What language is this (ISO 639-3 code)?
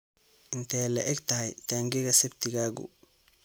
som